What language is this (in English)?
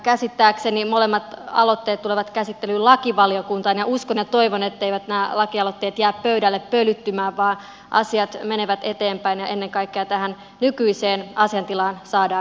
Finnish